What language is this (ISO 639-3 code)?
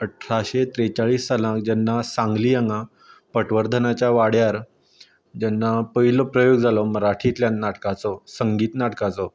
kok